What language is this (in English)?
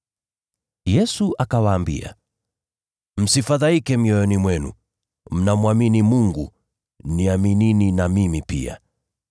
Swahili